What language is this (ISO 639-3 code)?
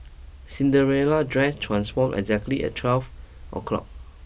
eng